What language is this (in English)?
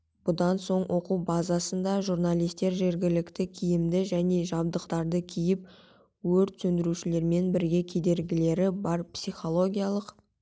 Kazakh